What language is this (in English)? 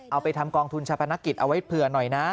Thai